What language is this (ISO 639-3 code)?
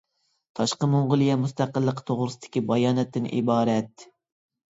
uig